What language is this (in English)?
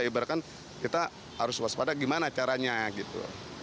Indonesian